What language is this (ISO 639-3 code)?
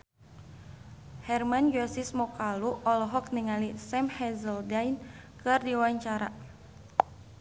sun